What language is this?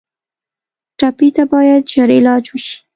Pashto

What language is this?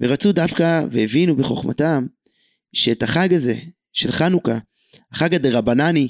Hebrew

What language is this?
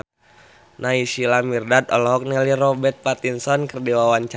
Sundanese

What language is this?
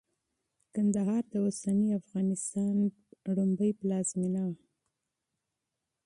Pashto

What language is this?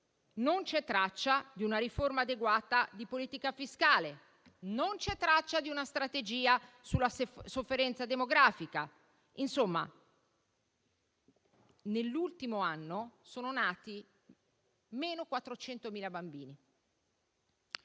Italian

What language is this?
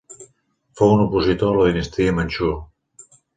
Catalan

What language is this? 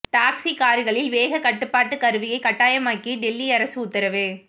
Tamil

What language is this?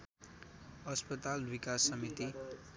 Nepali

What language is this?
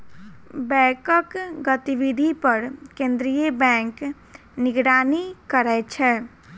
Maithili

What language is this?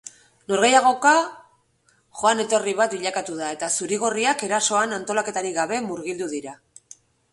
Basque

